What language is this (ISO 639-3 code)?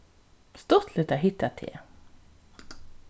fao